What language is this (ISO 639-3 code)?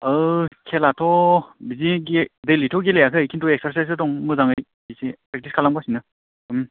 brx